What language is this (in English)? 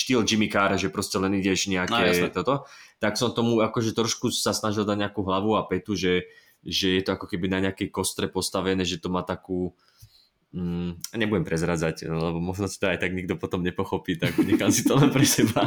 Slovak